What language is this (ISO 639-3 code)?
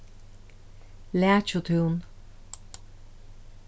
fao